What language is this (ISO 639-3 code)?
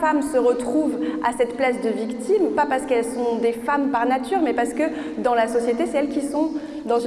fra